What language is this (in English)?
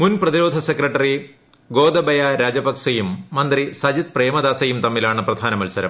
Malayalam